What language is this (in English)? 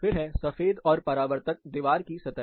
Hindi